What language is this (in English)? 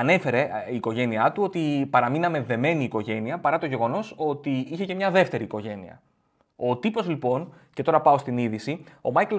Greek